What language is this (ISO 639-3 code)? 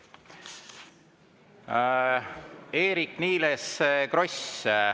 est